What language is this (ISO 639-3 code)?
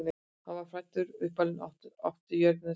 isl